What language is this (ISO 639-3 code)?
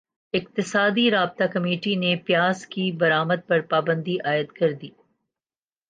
urd